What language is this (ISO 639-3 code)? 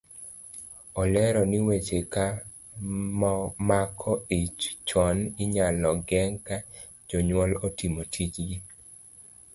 luo